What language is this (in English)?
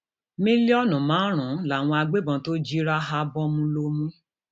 Yoruba